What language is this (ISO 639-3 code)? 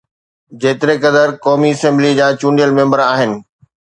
snd